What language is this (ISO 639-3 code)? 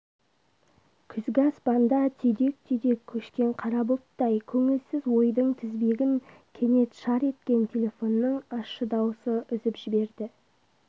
kaz